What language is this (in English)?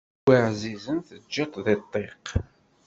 Kabyle